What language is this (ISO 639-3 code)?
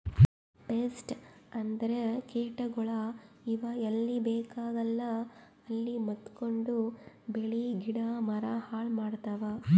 kan